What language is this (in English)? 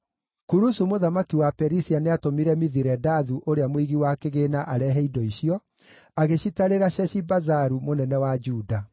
Kikuyu